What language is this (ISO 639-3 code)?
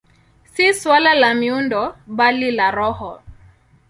swa